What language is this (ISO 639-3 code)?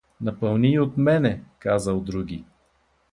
bul